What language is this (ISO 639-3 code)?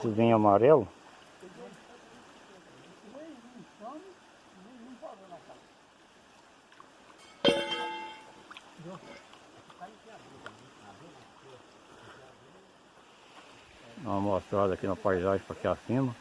por